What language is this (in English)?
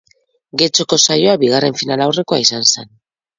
Basque